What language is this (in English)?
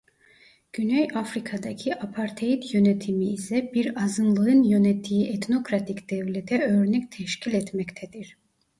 Turkish